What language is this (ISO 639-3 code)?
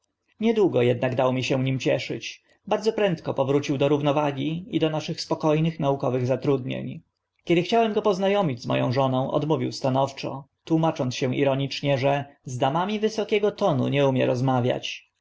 pol